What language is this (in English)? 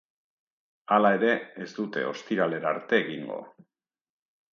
Basque